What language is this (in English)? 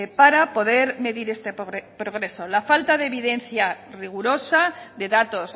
Spanish